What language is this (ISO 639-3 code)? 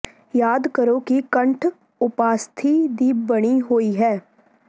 pan